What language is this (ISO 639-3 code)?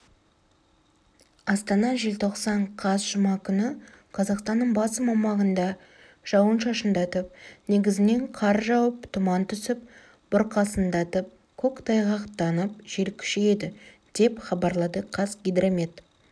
kaz